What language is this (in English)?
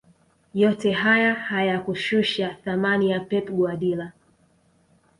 Swahili